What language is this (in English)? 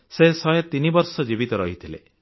Odia